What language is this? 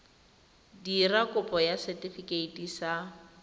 Tswana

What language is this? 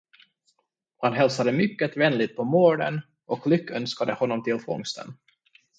Swedish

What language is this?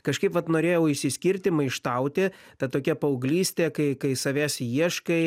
Lithuanian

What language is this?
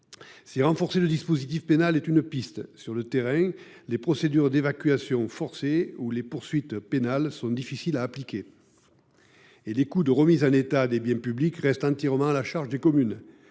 French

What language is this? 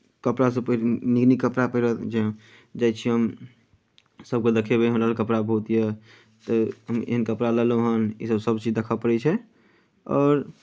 Maithili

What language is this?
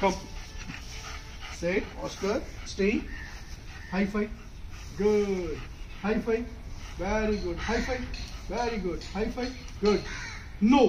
English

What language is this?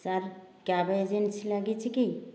Odia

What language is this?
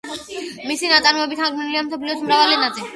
Georgian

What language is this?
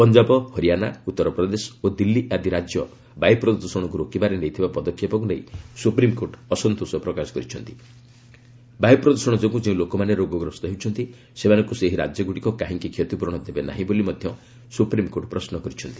Odia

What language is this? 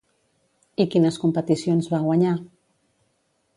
Catalan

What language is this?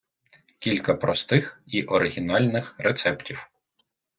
Ukrainian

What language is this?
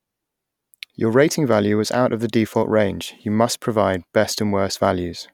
English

